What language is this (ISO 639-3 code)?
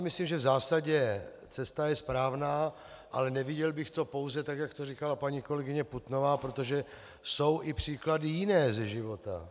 ces